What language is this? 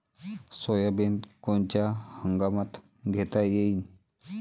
Marathi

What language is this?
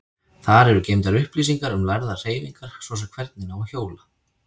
Icelandic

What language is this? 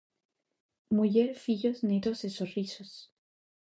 Galician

